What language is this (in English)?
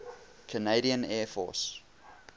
English